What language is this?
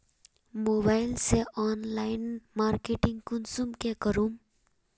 Magahi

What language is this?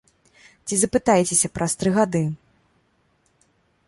Belarusian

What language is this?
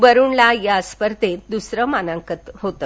Marathi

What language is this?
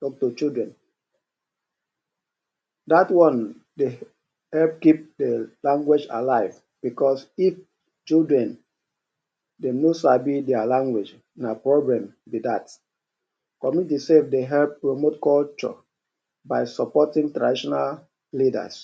Nigerian Pidgin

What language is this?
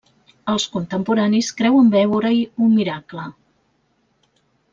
Catalan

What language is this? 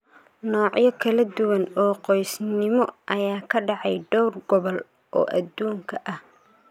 Somali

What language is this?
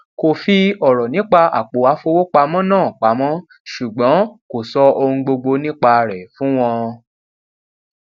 Yoruba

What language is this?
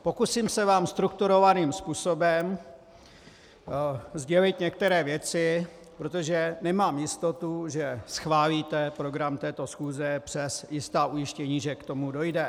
Czech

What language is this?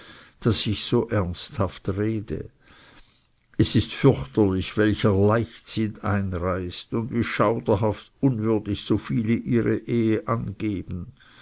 German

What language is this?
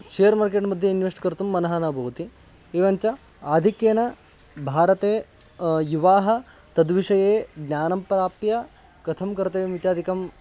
Sanskrit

